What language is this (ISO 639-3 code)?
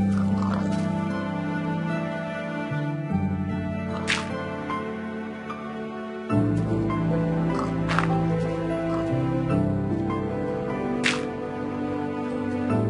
deu